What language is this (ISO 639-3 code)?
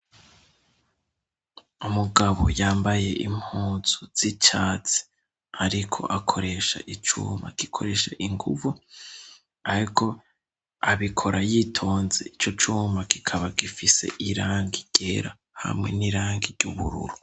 run